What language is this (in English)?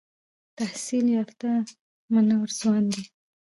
Pashto